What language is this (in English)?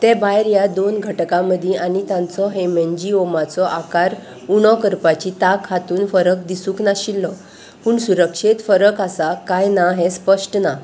Konkani